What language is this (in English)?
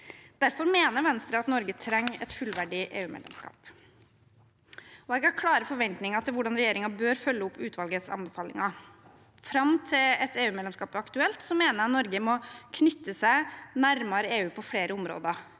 Norwegian